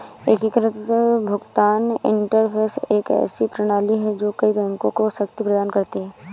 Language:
Hindi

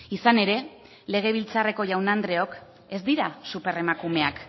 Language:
Basque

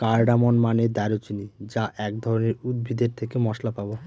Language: Bangla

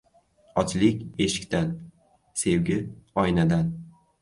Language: Uzbek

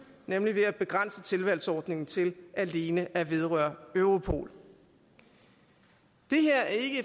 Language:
Danish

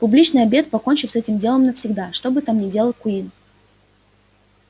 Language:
Russian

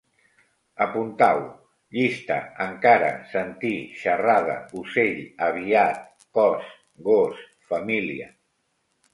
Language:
Catalan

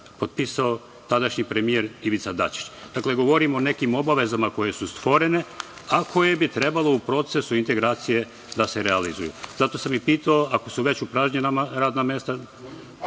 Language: Serbian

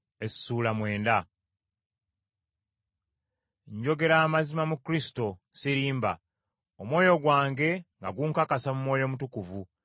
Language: Ganda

